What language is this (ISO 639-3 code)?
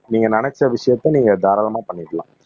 tam